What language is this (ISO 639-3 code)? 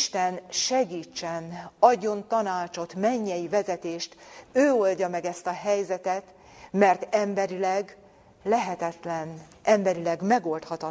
hun